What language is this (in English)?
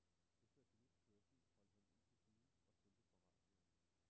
Danish